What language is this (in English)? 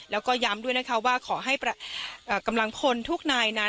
Thai